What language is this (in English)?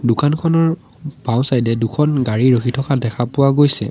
Assamese